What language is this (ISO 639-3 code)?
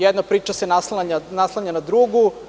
srp